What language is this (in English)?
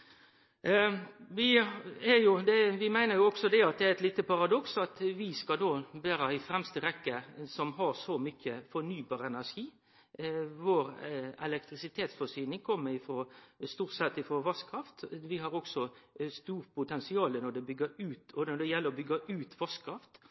Norwegian Nynorsk